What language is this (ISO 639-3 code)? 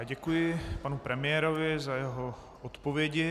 ces